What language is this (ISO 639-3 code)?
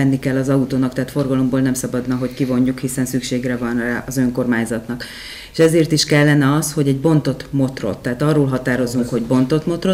hun